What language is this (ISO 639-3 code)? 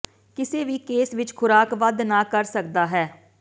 pan